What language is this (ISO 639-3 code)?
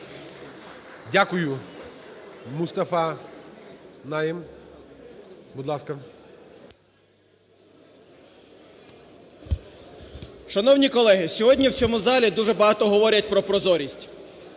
ukr